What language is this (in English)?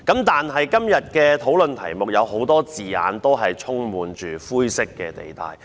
Cantonese